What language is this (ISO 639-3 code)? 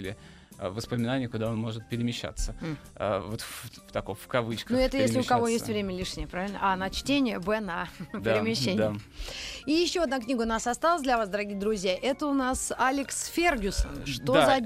rus